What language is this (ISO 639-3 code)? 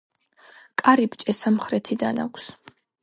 kat